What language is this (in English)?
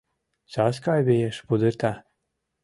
Mari